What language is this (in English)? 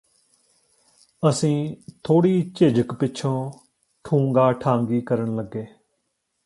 Punjabi